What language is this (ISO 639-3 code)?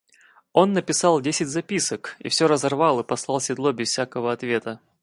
rus